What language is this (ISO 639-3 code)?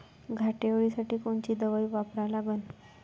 mar